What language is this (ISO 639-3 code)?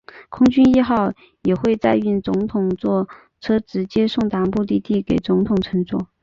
zho